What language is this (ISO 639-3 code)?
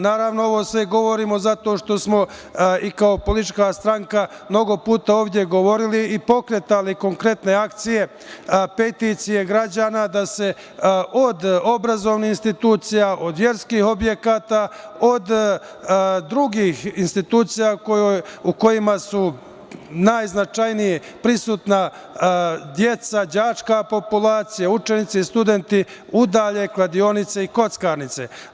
srp